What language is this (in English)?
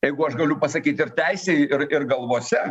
Lithuanian